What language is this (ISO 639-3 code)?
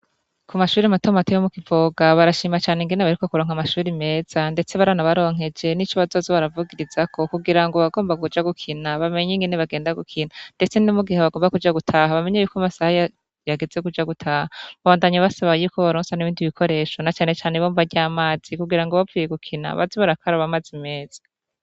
run